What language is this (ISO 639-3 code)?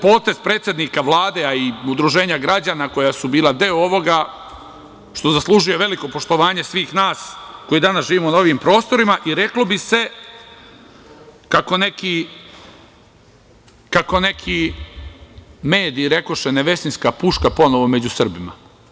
srp